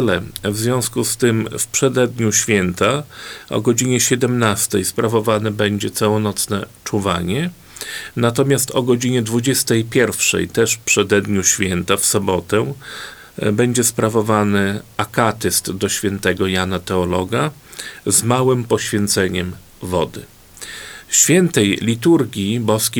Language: Polish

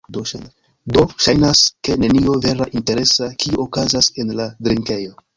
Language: Esperanto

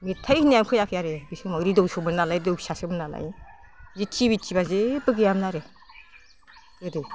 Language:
Bodo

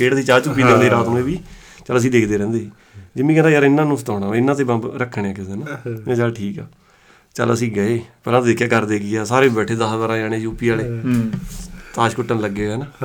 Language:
Punjabi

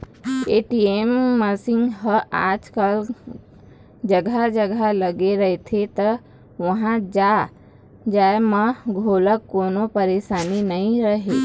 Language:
Chhattisgarhi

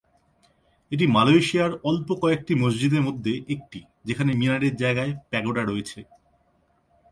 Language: Bangla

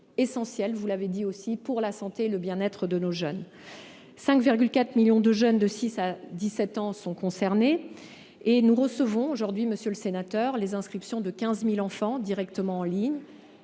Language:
French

